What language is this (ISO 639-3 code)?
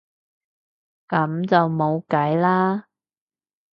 yue